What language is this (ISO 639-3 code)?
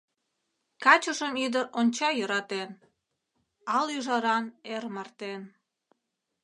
chm